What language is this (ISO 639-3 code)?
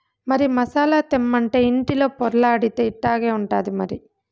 tel